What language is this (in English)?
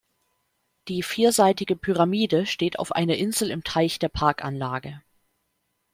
German